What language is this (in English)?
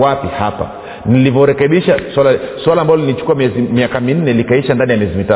Swahili